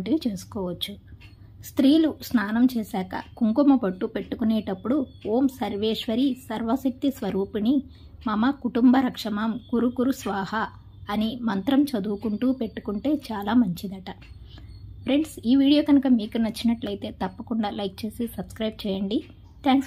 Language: Telugu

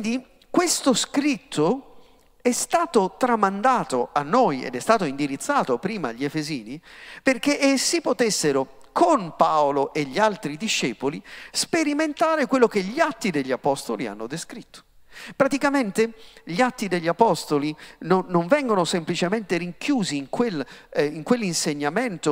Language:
Italian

